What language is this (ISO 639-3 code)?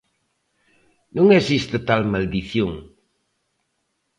glg